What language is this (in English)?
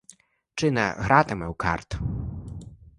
Ukrainian